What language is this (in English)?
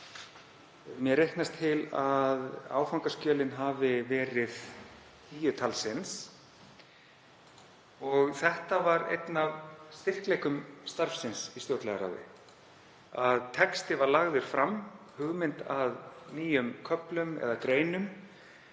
Icelandic